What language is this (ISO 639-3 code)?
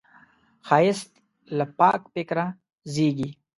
pus